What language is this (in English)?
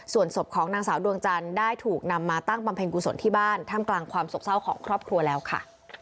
Thai